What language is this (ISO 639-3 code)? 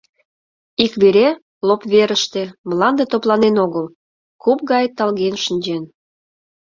chm